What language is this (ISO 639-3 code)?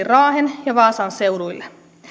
fin